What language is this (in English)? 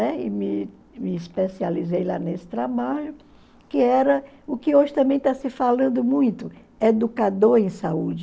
Portuguese